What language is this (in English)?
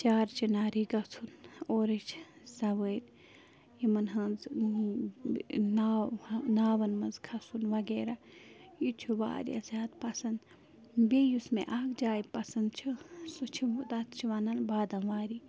Kashmiri